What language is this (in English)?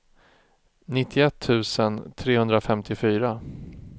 Swedish